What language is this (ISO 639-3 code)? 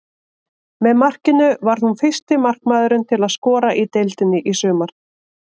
isl